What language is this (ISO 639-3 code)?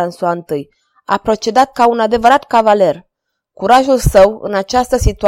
ron